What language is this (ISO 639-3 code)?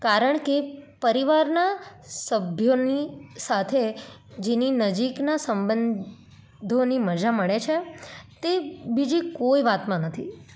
guj